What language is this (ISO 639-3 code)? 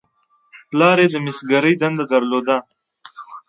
pus